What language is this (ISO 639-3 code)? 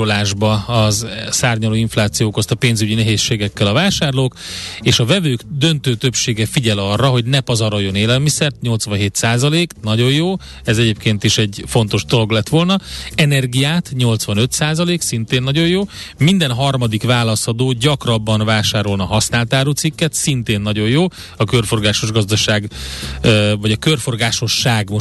hun